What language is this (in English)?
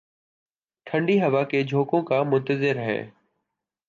Urdu